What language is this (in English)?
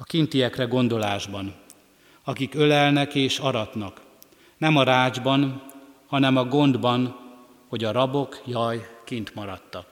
Hungarian